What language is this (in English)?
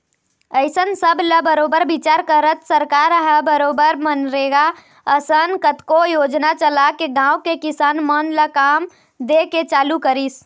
Chhattisgarhi